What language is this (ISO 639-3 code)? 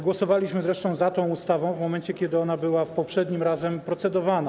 pol